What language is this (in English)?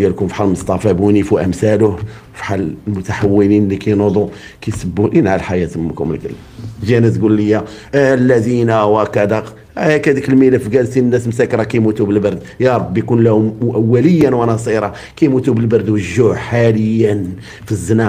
Arabic